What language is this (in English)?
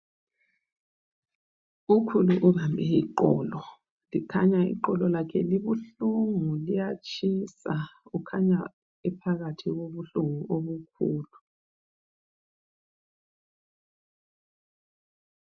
North Ndebele